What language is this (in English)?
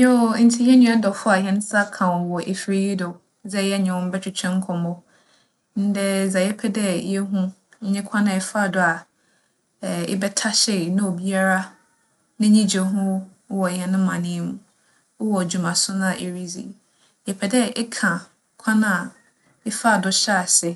Akan